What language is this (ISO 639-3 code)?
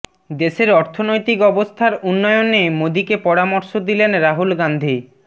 ben